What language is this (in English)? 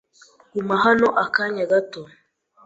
Kinyarwanda